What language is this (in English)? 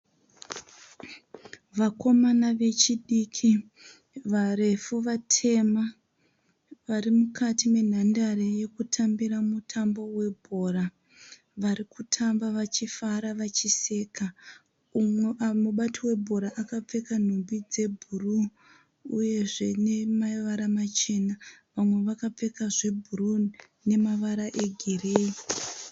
Shona